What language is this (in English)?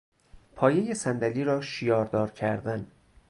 Persian